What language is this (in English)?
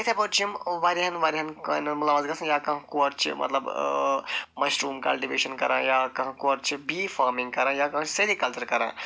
Kashmiri